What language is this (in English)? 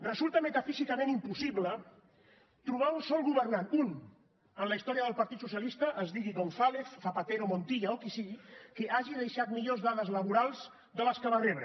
Catalan